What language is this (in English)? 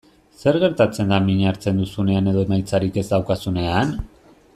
Basque